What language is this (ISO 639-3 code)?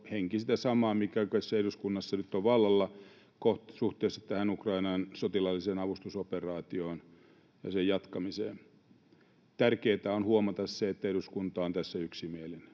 fin